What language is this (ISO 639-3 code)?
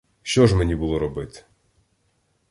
ukr